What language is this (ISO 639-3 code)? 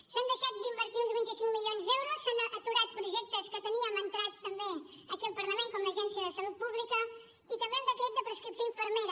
cat